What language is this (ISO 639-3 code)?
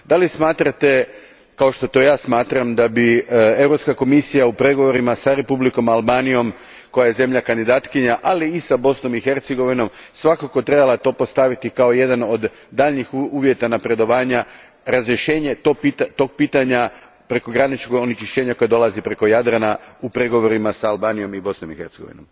hrv